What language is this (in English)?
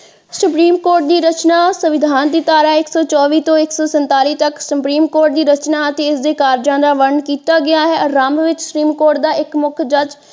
Punjabi